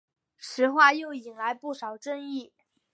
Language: Chinese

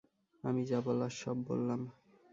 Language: Bangla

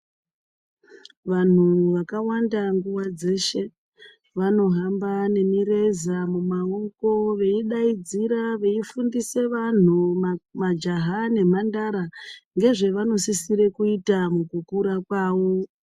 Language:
Ndau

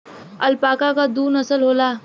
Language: Bhojpuri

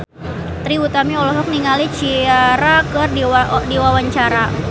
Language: Sundanese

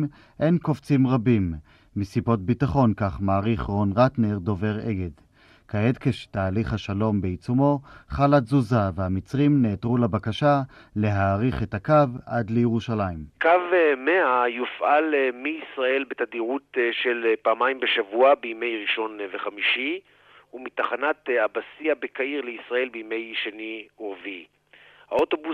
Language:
Hebrew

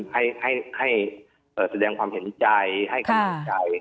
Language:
Thai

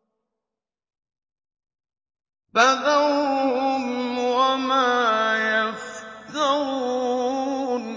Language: Arabic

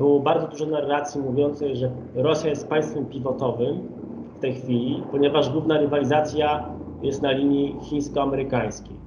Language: Polish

